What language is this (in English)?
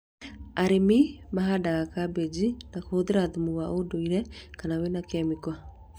Kikuyu